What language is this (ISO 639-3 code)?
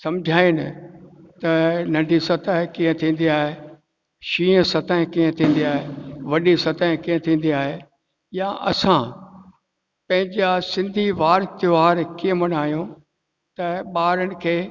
snd